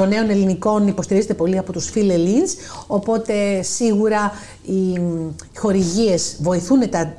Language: Greek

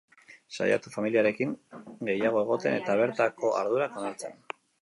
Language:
Basque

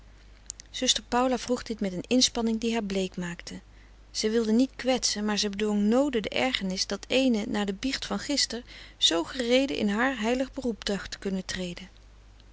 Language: Dutch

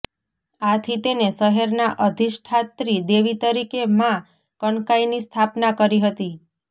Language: Gujarati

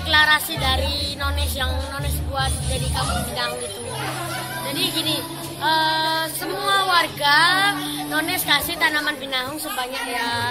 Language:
Indonesian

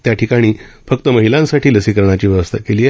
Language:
Marathi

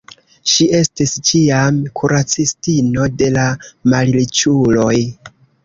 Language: Esperanto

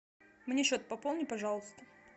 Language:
Russian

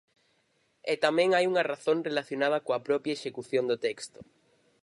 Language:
Galician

